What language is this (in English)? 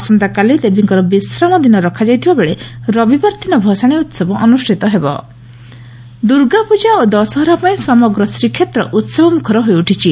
Odia